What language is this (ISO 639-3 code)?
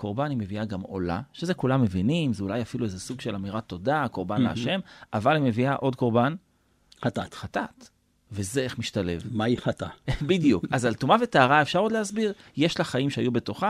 heb